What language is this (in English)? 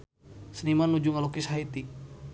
Sundanese